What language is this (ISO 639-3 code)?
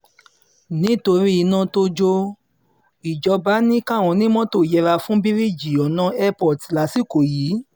yor